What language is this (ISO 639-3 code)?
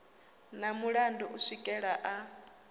ven